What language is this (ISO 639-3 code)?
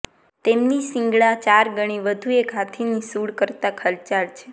guj